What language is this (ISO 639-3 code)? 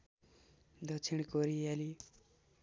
nep